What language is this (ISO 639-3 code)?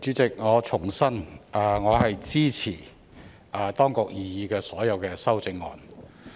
yue